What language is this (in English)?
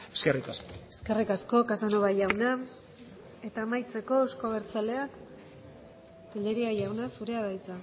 Basque